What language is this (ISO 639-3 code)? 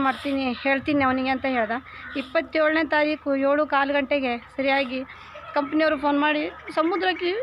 hin